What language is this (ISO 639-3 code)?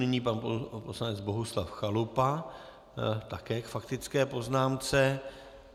ces